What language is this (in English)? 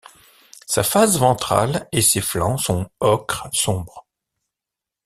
French